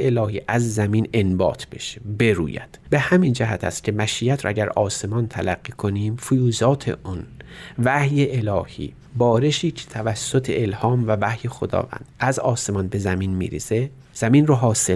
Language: Persian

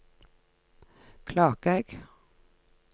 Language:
Norwegian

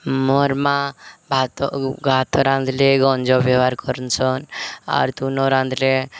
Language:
Odia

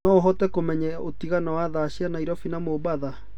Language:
Kikuyu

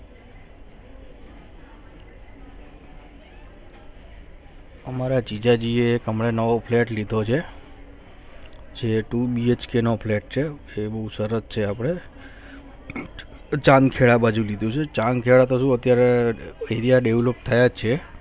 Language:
Gujarati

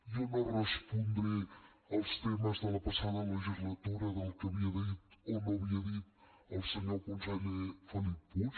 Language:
Catalan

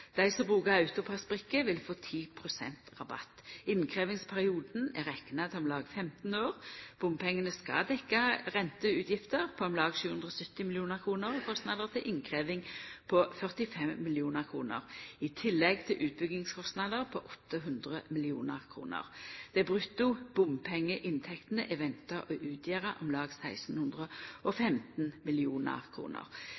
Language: Norwegian Nynorsk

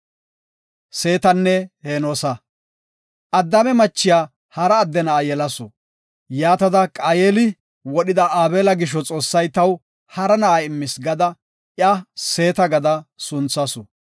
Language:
Gofa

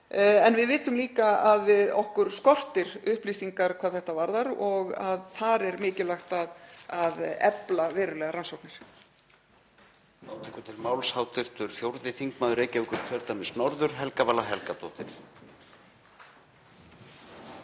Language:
Icelandic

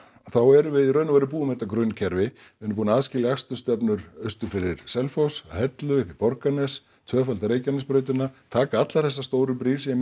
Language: Icelandic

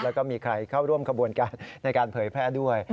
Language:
Thai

